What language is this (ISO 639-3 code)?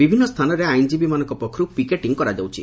ori